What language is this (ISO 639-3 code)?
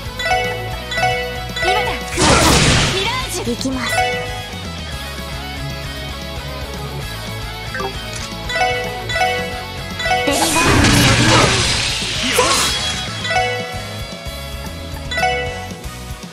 jpn